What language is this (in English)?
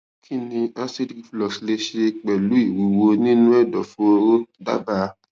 Yoruba